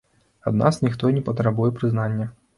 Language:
Belarusian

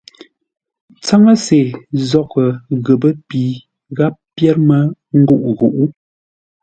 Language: Ngombale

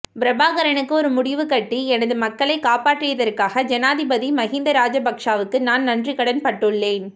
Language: Tamil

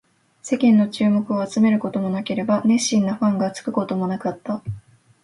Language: Japanese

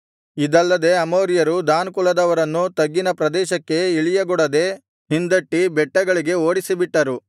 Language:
Kannada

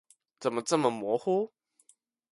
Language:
Chinese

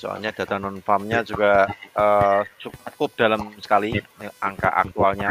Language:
Indonesian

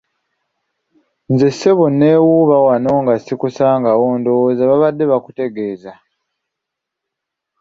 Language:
Ganda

